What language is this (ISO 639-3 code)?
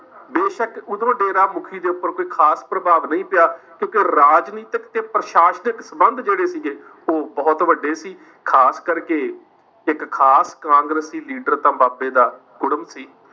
pan